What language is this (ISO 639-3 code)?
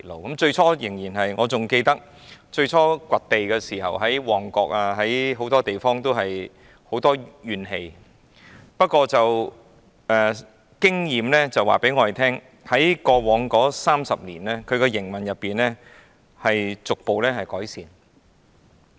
yue